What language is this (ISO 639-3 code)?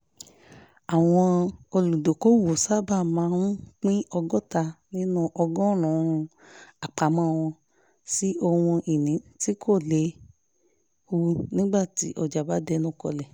yor